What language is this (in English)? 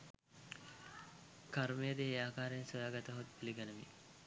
Sinhala